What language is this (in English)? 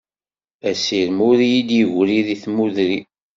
Kabyle